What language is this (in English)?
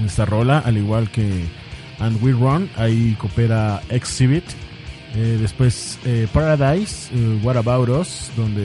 Spanish